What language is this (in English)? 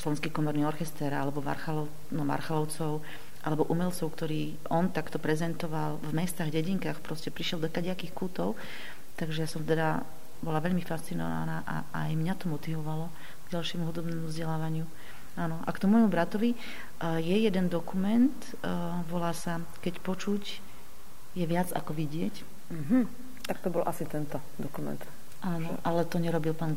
Slovak